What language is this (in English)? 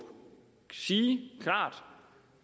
Danish